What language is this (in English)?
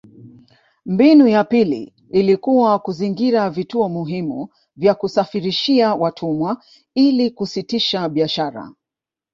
Swahili